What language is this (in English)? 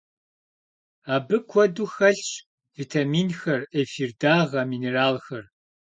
Kabardian